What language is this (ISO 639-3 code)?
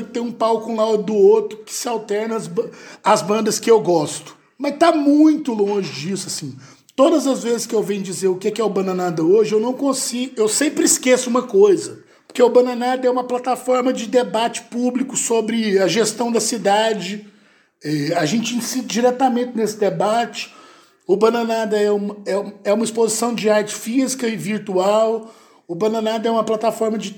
por